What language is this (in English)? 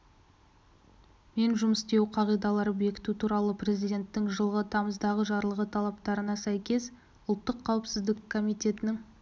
Kazakh